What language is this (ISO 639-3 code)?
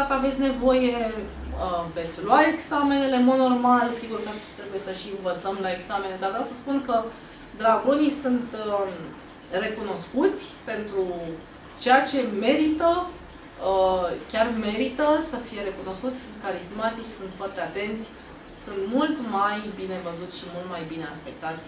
ron